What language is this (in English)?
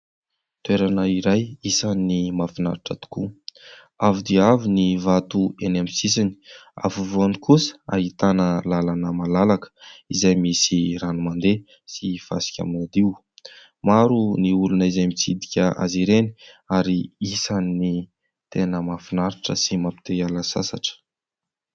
Malagasy